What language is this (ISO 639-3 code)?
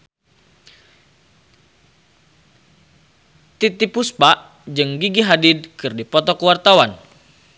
sun